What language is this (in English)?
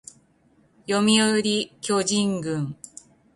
Japanese